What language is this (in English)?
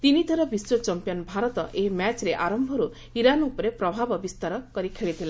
Odia